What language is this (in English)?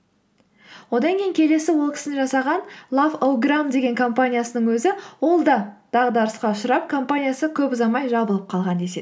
Kazakh